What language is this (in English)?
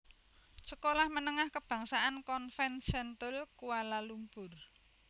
Javanese